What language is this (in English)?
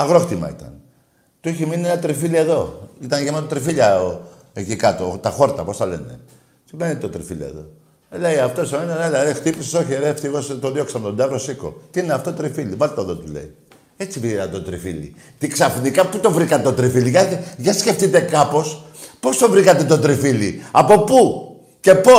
Greek